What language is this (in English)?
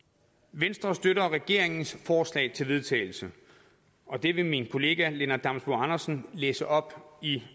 Danish